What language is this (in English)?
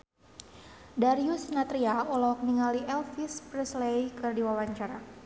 Sundanese